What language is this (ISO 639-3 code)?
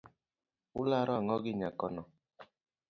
luo